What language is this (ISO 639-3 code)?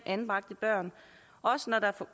dan